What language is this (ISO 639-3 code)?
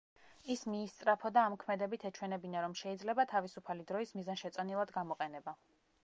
kat